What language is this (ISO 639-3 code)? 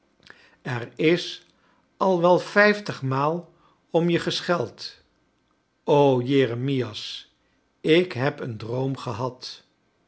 nld